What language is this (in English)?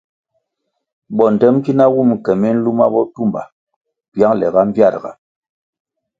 Kwasio